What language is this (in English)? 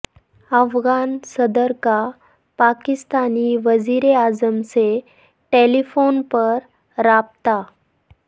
Urdu